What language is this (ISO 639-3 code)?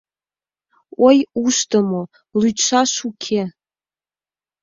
chm